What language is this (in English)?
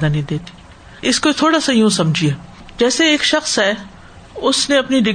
Urdu